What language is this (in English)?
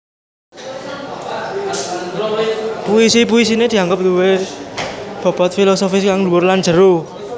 Javanese